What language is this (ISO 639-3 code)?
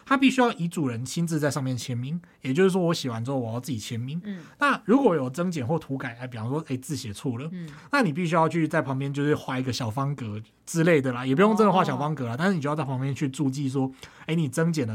zho